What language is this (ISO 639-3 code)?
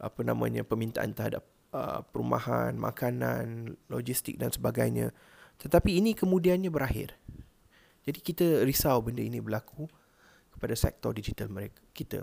msa